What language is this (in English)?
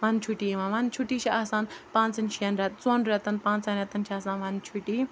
Kashmiri